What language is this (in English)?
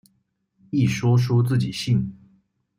Chinese